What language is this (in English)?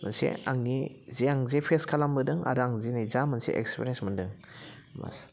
Bodo